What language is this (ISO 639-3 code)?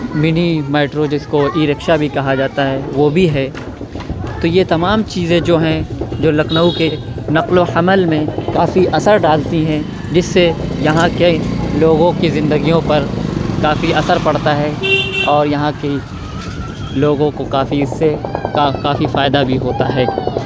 urd